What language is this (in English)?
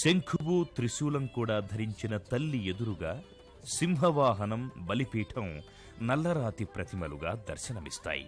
Telugu